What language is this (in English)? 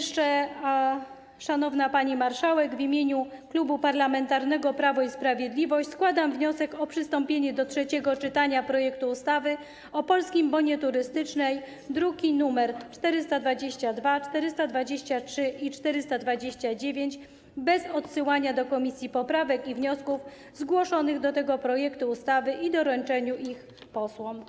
Polish